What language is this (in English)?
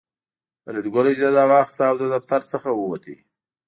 Pashto